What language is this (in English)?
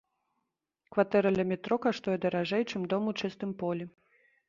Belarusian